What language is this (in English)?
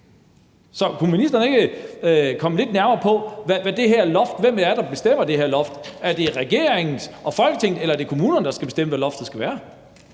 Danish